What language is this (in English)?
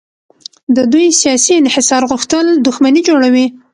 Pashto